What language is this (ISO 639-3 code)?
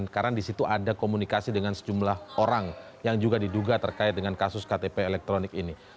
ind